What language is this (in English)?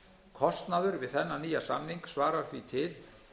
Icelandic